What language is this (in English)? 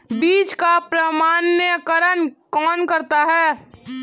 Hindi